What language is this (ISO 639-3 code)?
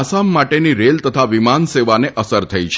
guj